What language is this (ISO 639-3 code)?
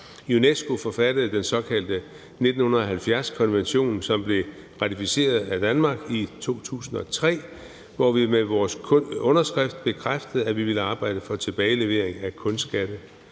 dan